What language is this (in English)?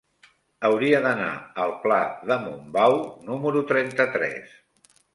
Catalan